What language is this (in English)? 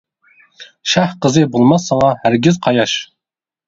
Uyghur